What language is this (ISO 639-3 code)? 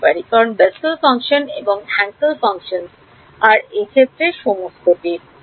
ben